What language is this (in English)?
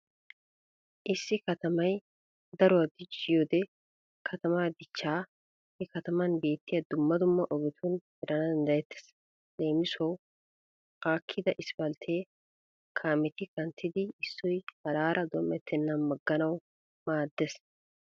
Wolaytta